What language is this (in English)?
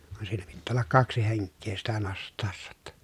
Finnish